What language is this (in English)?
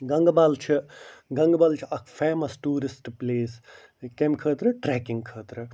Kashmiri